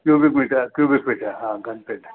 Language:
Sindhi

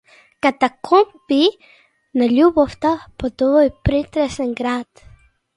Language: Macedonian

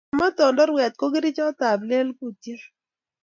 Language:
Kalenjin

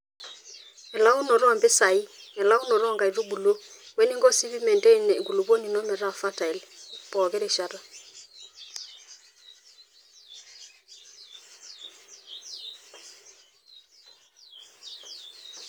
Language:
Masai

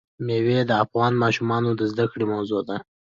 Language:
Pashto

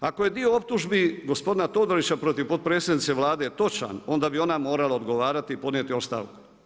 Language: Croatian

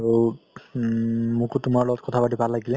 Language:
Assamese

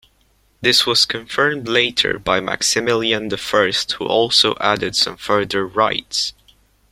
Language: English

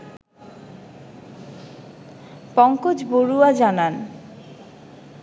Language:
Bangla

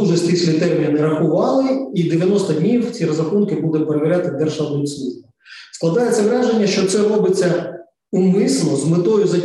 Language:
Ukrainian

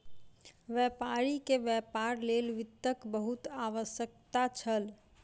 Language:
Maithili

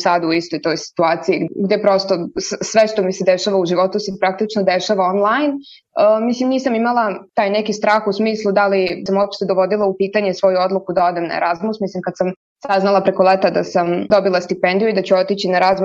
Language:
Croatian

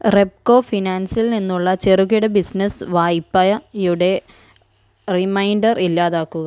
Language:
Malayalam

